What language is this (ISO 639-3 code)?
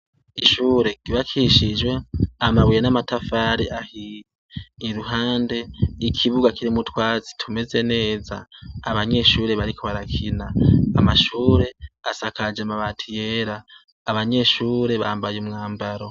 run